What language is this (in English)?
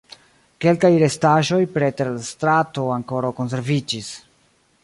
Esperanto